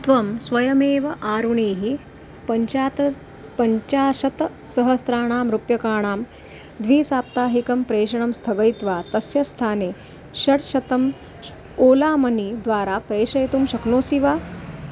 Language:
Sanskrit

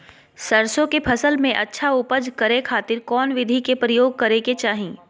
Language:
Magahi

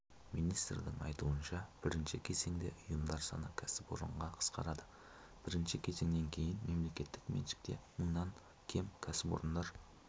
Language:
Kazakh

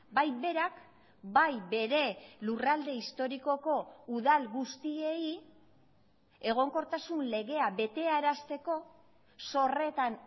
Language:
Basque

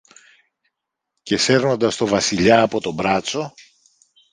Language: Greek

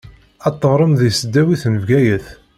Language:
Kabyle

